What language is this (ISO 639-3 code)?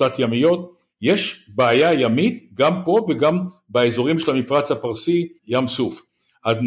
heb